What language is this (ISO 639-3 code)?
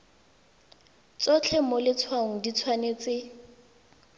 tsn